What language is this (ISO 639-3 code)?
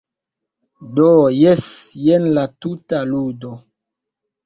epo